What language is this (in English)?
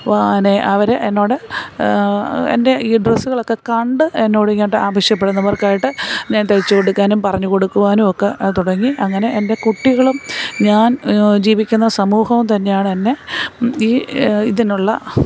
Malayalam